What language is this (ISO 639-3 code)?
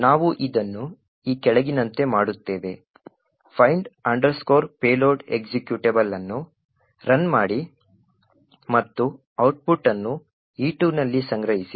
kan